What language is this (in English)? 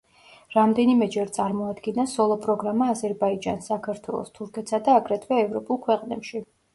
Georgian